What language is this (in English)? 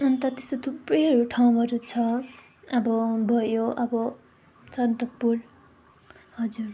Nepali